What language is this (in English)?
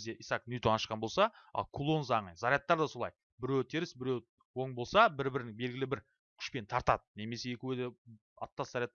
Turkish